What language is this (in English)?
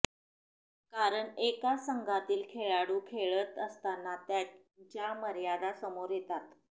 Marathi